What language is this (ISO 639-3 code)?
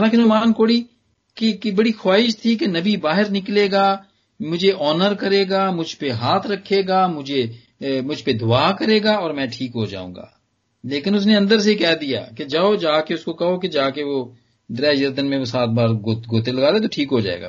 pan